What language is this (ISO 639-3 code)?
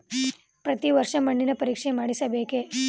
kan